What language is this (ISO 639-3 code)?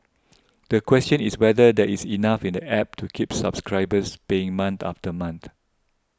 eng